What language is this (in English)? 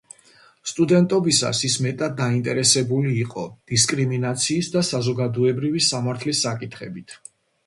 Georgian